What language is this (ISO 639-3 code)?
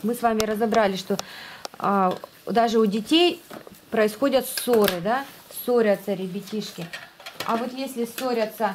rus